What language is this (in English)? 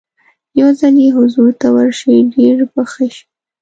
Pashto